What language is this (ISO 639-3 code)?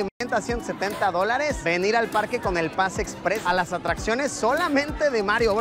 spa